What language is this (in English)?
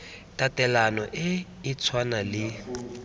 Tswana